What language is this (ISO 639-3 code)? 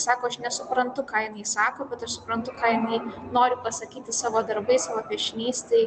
lit